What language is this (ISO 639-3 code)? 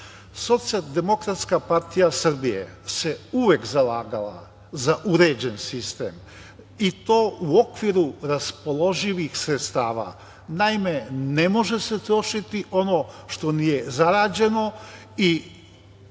srp